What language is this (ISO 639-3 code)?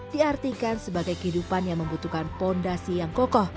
ind